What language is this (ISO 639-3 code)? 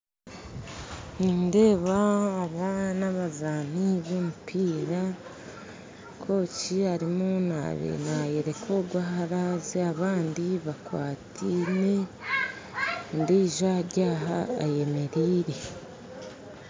nyn